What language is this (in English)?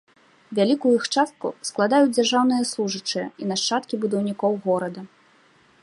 Belarusian